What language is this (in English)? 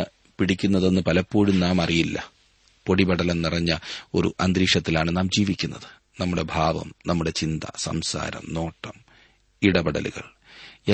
Malayalam